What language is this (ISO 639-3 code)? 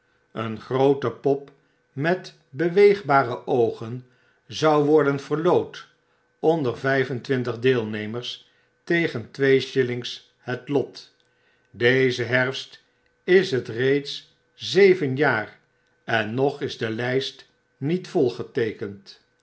nld